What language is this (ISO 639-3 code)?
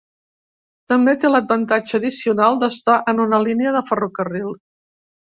cat